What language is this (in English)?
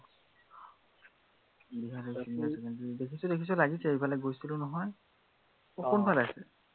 Assamese